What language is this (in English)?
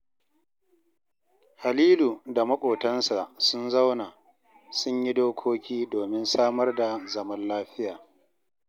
Hausa